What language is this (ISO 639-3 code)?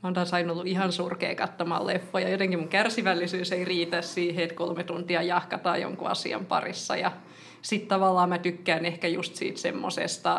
fin